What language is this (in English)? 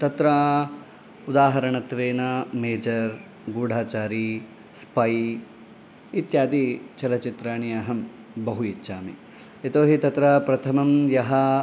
Sanskrit